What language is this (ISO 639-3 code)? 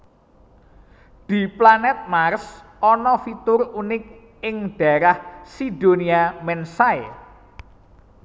jav